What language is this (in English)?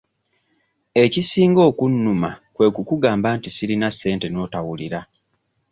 Ganda